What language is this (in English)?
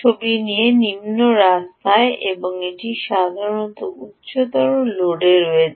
Bangla